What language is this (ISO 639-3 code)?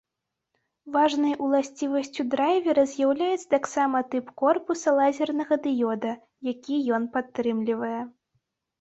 bel